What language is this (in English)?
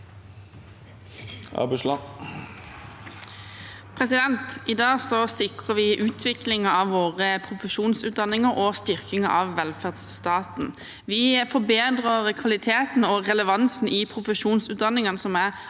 Norwegian